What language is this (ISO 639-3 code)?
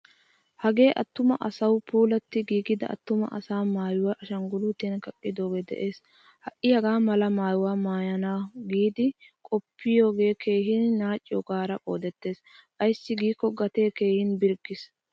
wal